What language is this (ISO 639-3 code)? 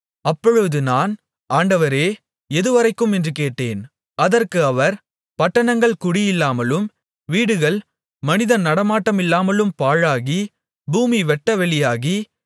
tam